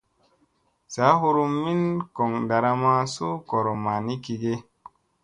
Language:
Musey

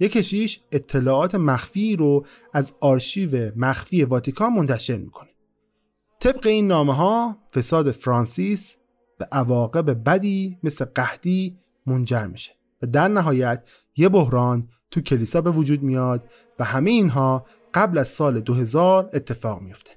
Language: Persian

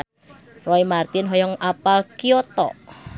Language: Sundanese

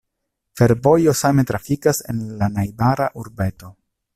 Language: Esperanto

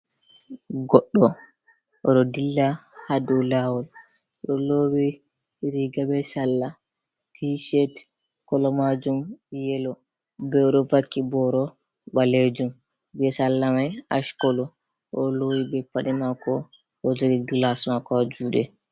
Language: Fula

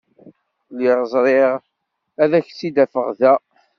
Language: Kabyle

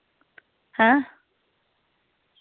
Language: Dogri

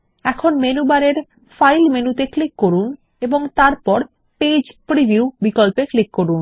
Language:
Bangla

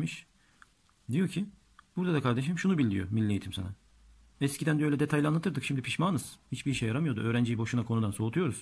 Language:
Turkish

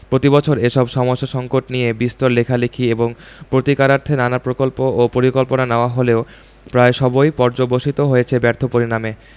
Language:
Bangla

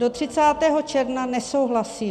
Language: Czech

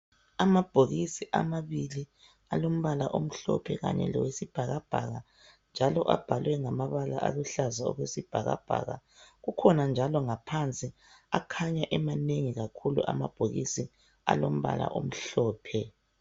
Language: North Ndebele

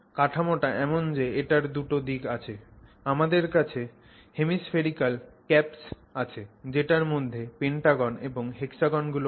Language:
Bangla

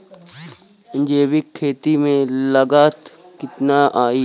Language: Bhojpuri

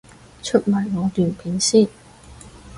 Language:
Cantonese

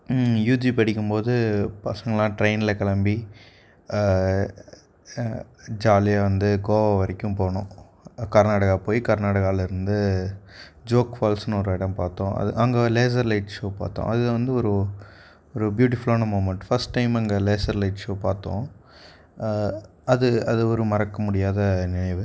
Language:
Tamil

